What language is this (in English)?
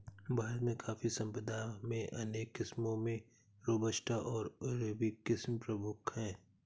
Hindi